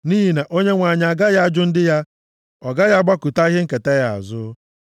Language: Igbo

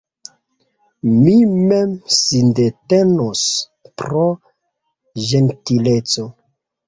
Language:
Esperanto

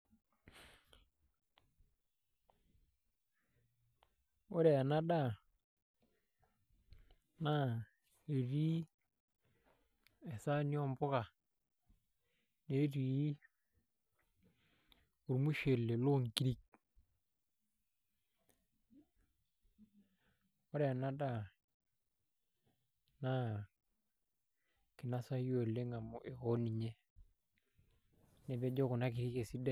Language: Masai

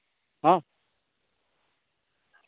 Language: Santali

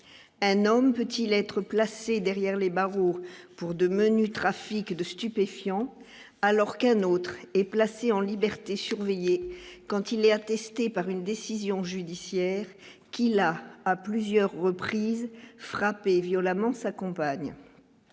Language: French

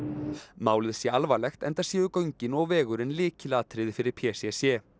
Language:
Icelandic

